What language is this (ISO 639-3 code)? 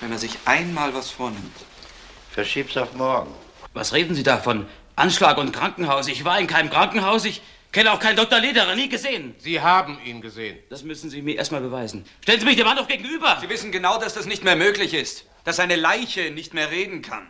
deu